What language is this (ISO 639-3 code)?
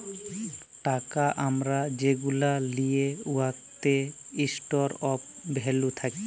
ben